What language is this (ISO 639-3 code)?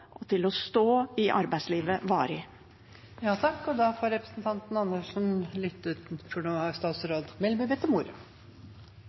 nob